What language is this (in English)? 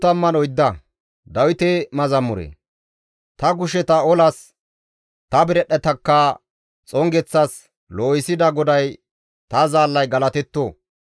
Gamo